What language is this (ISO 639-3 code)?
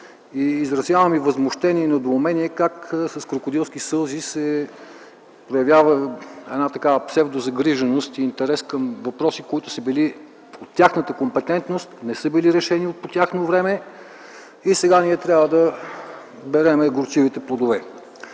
bul